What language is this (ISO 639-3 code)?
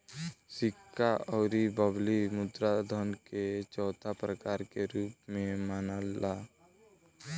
bho